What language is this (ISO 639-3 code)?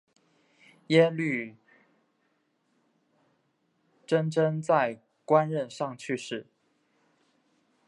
zho